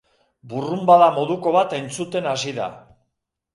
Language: Basque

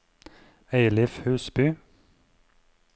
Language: Norwegian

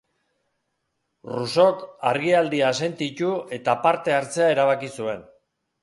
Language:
Basque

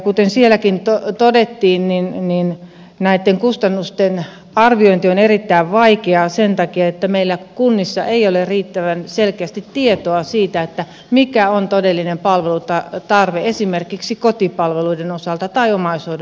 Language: Finnish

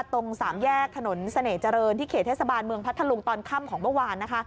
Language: Thai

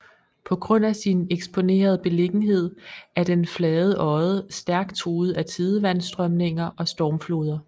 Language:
Danish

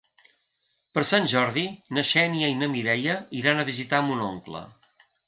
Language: Catalan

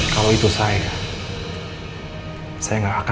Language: Indonesian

